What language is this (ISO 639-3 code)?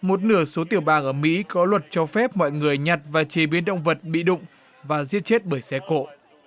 vie